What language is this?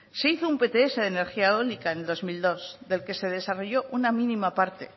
Spanish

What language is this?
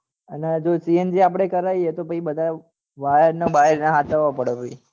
Gujarati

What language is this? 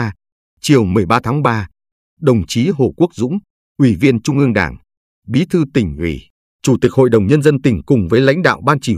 Vietnamese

